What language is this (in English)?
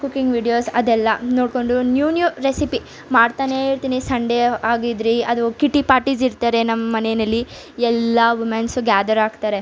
Kannada